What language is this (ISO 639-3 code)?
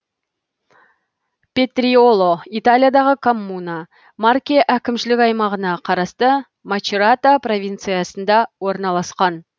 kaz